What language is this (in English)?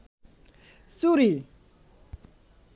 Bangla